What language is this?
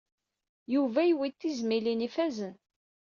Kabyle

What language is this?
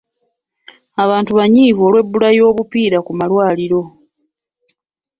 Ganda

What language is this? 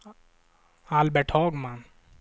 Swedish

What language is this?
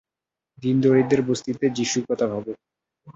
Bangla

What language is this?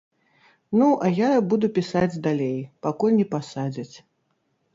Belarusian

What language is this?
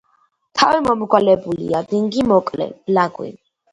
Georgian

